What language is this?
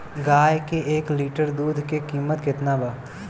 Bhojpuri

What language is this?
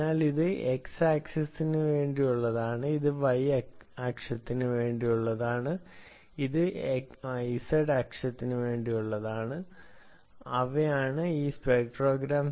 Malayalam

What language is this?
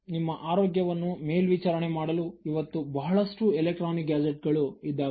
Kannada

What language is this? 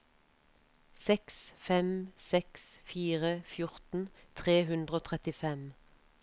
Norwegian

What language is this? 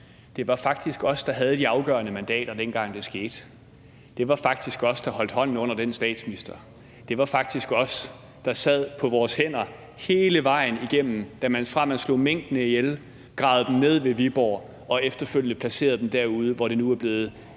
Danish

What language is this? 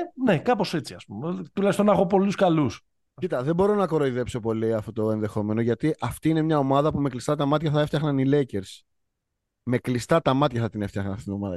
Greek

